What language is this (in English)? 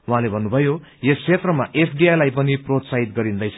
Nepali